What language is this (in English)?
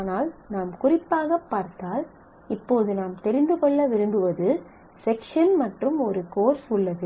Tamil